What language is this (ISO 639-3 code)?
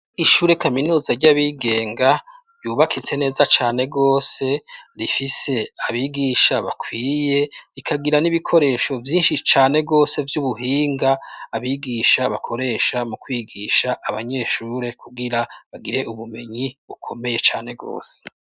run